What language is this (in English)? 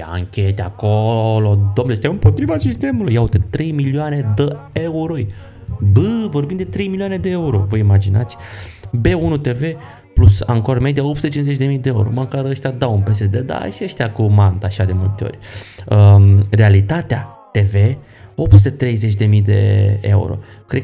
Romanian